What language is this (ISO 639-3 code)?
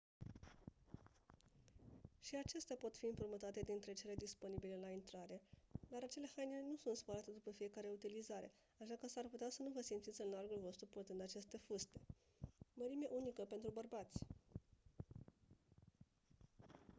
ron